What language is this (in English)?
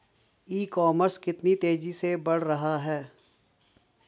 Hindi